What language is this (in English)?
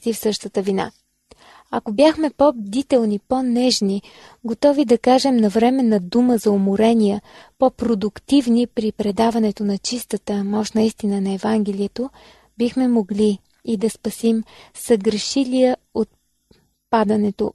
Bulgarian